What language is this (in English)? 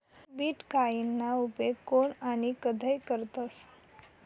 Marathi